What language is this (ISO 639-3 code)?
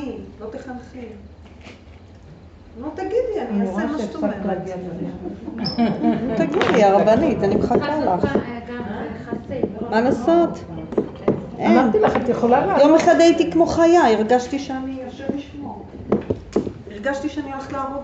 heb